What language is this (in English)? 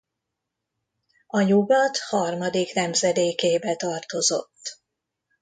Hungarian